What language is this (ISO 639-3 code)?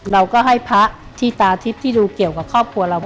tha